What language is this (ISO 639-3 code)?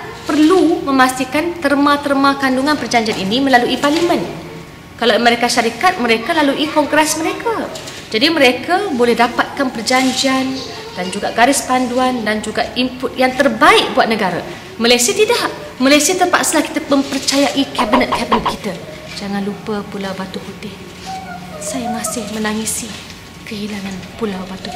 msa